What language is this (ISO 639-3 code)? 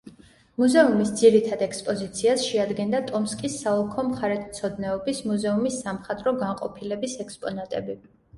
kat